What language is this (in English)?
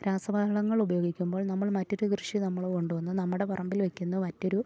Malayalam